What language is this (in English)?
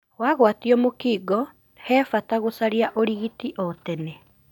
Kikuyu